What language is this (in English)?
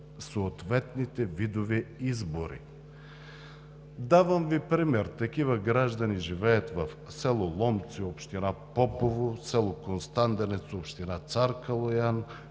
Bulgarian